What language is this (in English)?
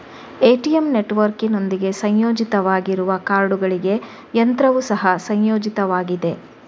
Kannada